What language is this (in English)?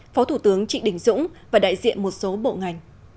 Vietnamese